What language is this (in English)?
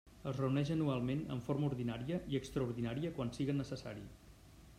Catalan